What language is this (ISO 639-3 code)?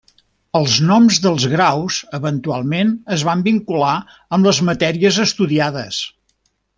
cat